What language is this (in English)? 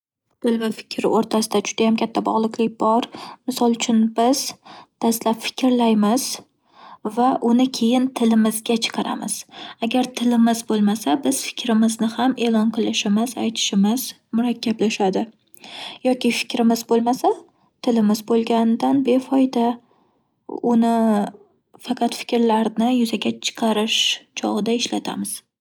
Uzbek